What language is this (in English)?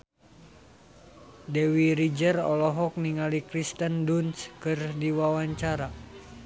Sundanese